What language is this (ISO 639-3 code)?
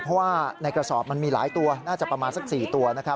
tha